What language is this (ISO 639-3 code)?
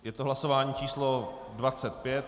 ces